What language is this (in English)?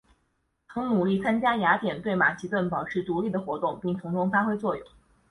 Chinese